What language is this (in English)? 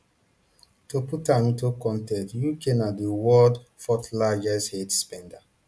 Nigerian Pidgin